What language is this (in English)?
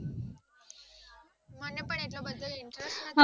Gujarati